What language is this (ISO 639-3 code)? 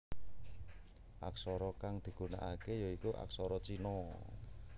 jav